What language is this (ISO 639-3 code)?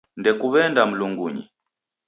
dav